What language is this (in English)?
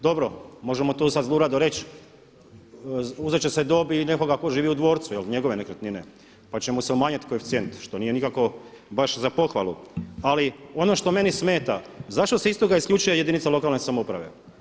Croatian